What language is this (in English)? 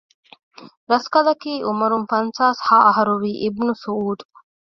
Divehi